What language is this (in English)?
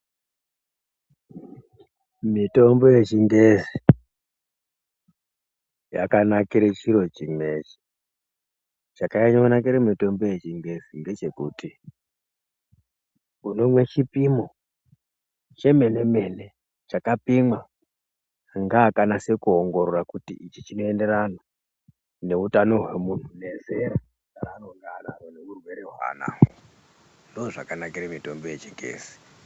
Ndau